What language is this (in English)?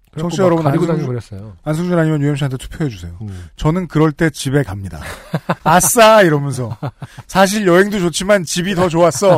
Korean